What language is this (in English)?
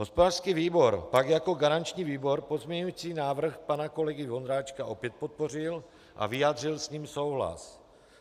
Czech